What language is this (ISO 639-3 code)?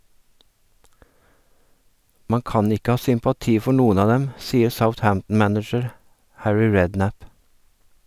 nor